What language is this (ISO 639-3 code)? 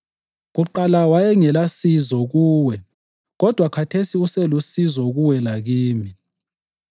nde